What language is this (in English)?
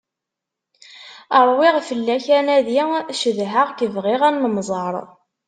Kabyle